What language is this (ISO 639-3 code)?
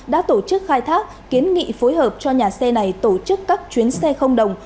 vie